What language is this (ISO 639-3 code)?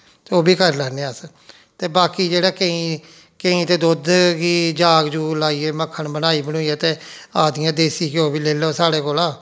doi